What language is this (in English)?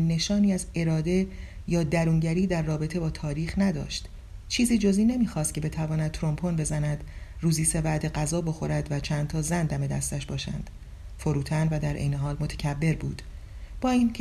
Persian